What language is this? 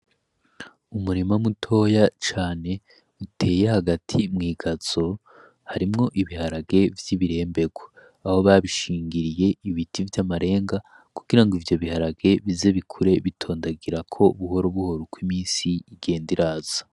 Rundi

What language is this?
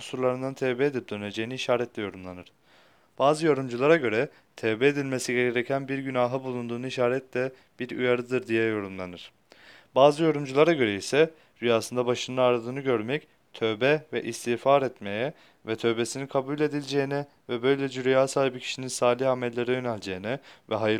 Turkish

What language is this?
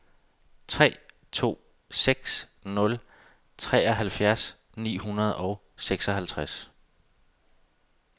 Danish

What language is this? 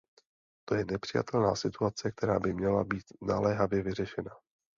Czech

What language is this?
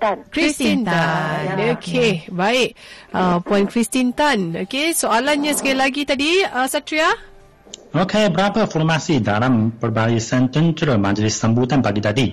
Malay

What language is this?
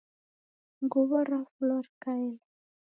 Taita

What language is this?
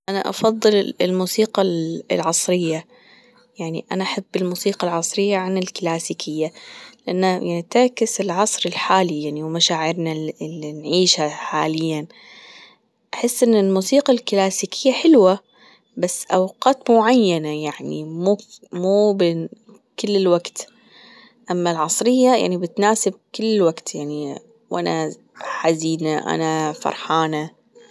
Gulf Arabic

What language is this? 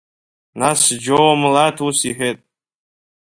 Abkhazian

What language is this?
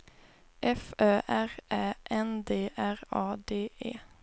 Swedish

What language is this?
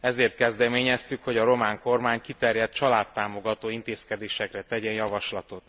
Hungarian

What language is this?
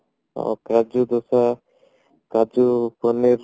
Odia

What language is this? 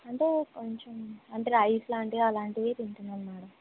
Telugu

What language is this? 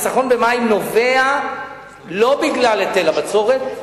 Hebrew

